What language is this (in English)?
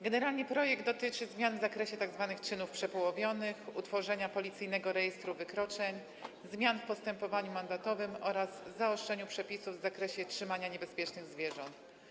Polish